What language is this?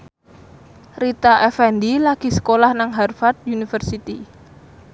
Javanese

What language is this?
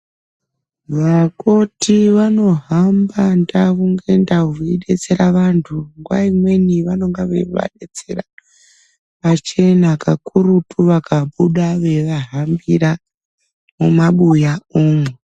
Ndau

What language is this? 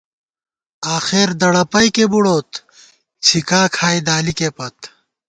Gawar-Bati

